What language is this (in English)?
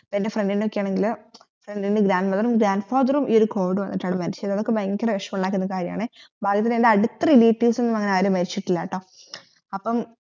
Malayalam